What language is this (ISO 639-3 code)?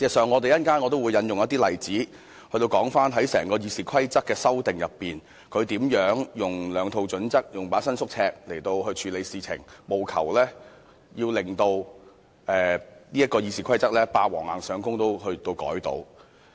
yue